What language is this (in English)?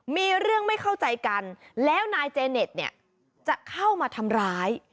Thai